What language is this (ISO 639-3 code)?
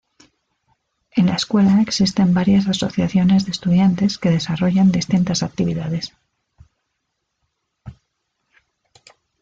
spa